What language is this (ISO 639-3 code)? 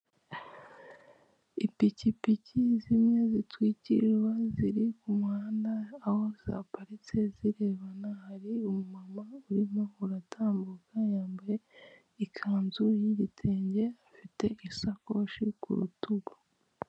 kin